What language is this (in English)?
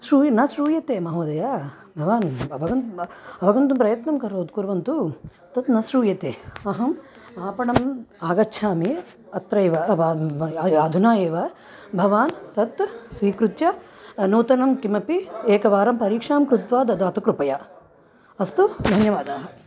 Sanskrit